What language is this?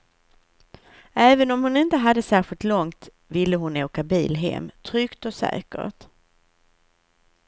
Swedish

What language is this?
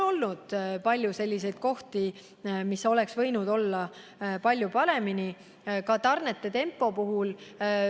Estonian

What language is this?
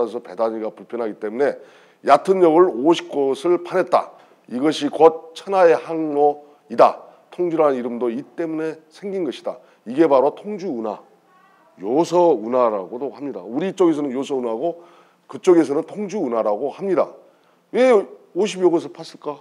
Korean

